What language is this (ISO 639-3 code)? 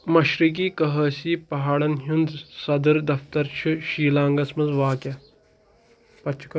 kas